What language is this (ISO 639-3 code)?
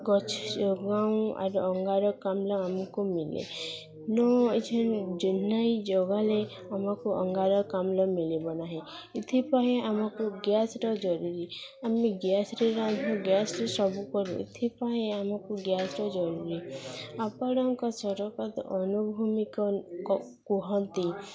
ori